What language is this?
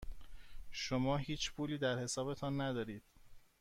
Persian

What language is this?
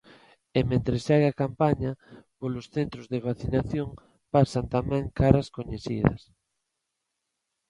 Galician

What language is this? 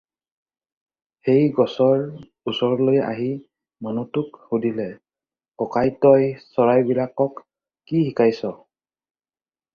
Assamese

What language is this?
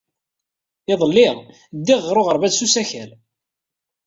Kabyle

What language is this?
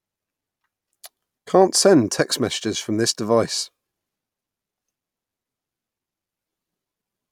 English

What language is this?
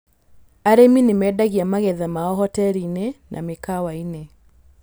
Kikuyu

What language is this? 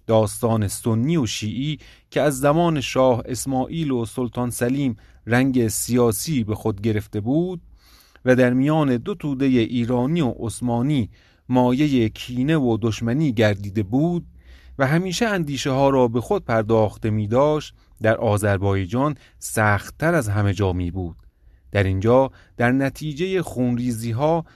Persian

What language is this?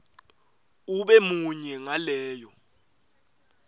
Swati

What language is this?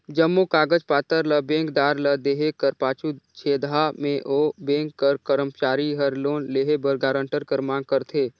Chhattisgarhi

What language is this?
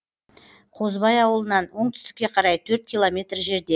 Kazakh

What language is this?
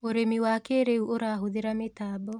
Kikuyu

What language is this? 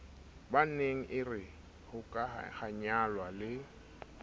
Southern Sotho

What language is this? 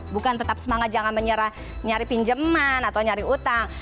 Indonesian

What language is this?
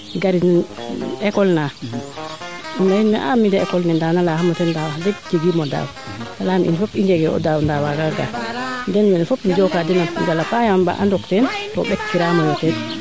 Serer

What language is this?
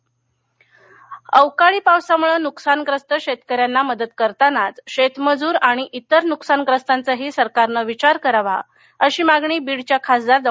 Marathi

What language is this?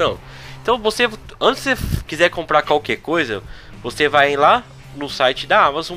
Portuguese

